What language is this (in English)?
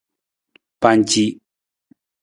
Nawdm